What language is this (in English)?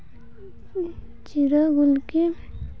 Santali